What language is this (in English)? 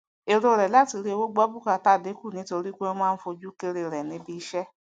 Yoruba